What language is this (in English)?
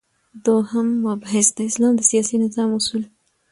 Pashto